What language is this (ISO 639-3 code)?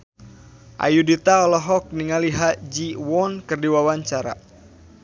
sun